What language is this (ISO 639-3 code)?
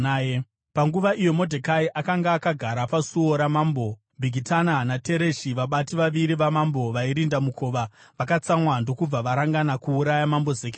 sna